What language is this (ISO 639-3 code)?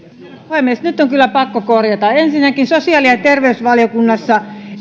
fin